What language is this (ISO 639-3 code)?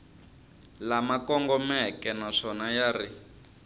tso